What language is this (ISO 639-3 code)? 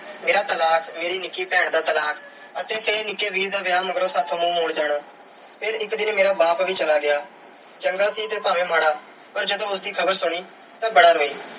pan